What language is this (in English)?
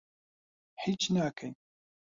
Central Kurdish